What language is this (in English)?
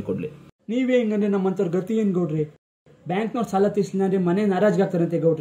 Arabic